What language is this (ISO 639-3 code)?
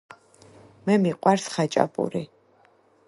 kat